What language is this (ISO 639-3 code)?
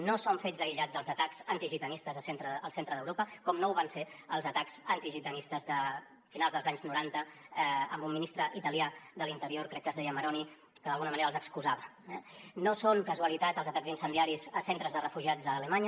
cat